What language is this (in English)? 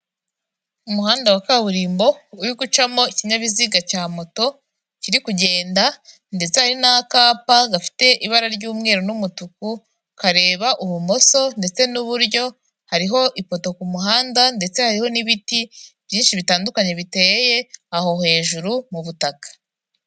Kinyarwanda